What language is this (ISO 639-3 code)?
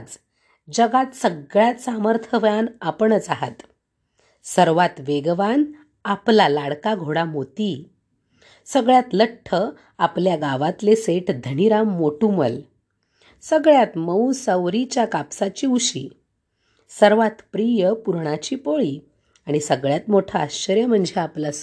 mar